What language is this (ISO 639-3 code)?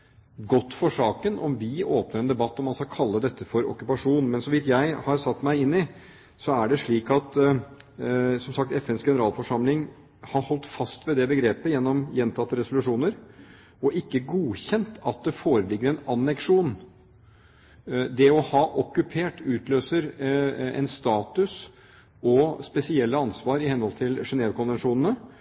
nob